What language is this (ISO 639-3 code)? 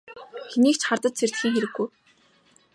mon